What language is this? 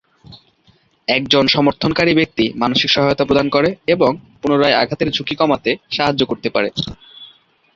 Bangla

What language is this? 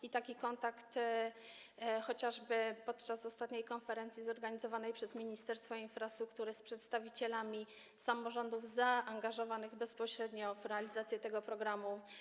Polish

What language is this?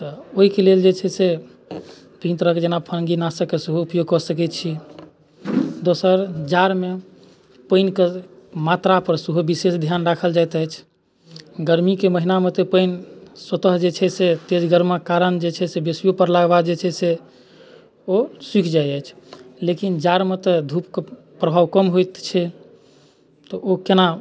Maithili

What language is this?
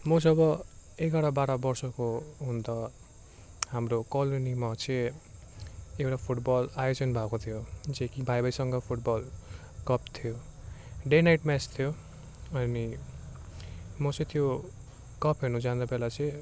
Nepali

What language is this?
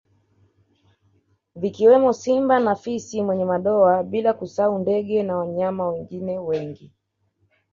Swahili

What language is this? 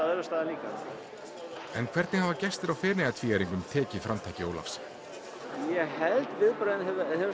Icelandic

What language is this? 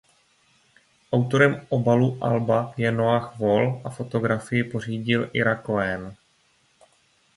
Czech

